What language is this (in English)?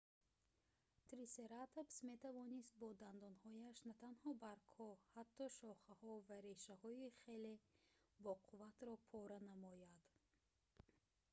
Tajik